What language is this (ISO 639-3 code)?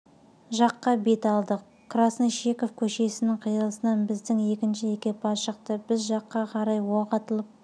kaz